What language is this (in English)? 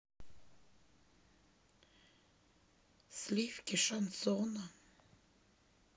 Russian